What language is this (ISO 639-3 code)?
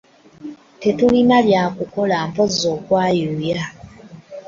lug